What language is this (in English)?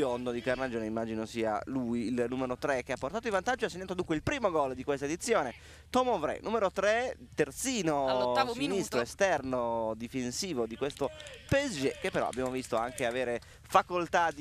Italian